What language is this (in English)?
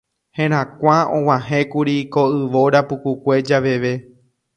Guarani